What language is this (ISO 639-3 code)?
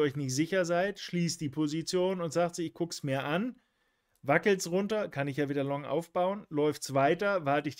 deu